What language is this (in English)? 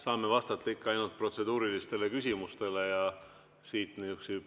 Estonian